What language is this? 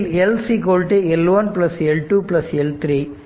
Tamil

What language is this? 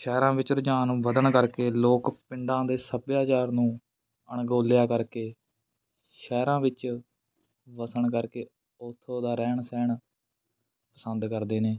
Punjabi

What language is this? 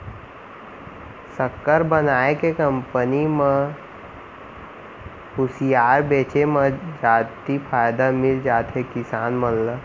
Chhattisgarhi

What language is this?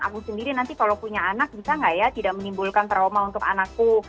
Indonesian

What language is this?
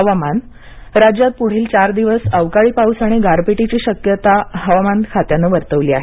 Marathi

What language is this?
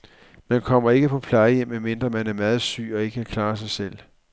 Danish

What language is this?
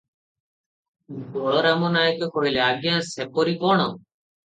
Odia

